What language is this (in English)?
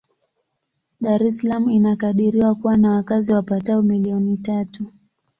Swahili